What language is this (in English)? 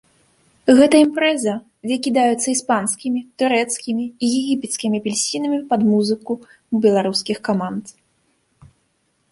Belarusian